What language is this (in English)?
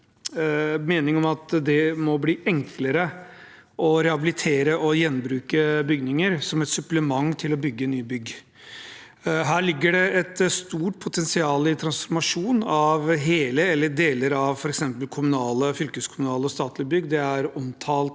Norwegian